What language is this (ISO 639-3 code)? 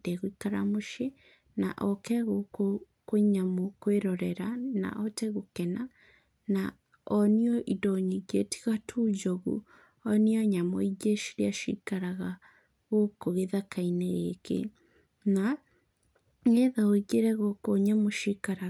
kik